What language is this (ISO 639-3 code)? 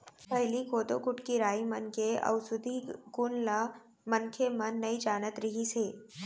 hne